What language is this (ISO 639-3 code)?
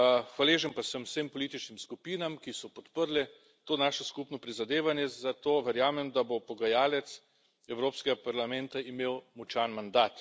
slv